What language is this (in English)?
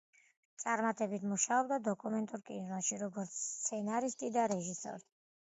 Georgian